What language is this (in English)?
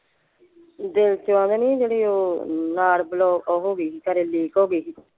Punjabi